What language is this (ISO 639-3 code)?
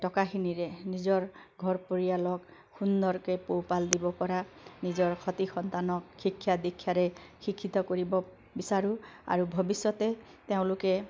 asm